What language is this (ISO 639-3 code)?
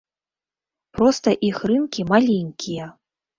bel